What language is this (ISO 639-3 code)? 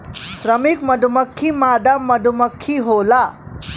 bho